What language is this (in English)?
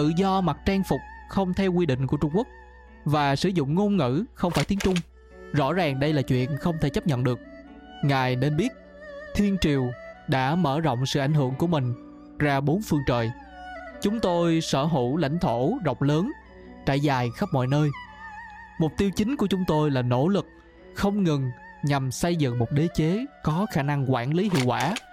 Vietnamese